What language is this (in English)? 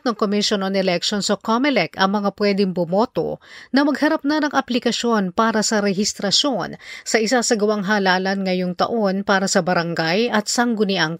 Filipino